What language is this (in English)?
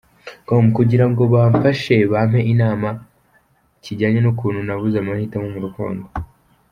Kinyarwanda